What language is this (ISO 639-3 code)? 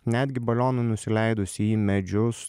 lit